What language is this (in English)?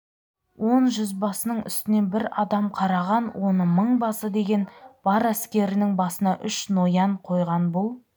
Kazakh